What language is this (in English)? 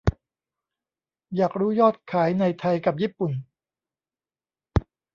Thai